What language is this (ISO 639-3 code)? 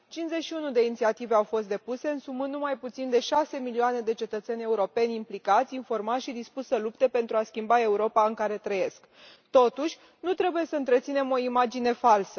ron